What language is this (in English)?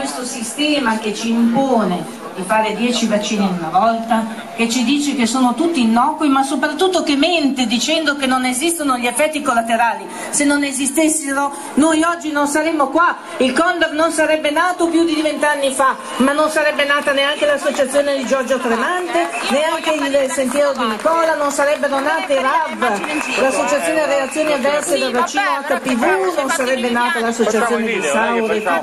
Italian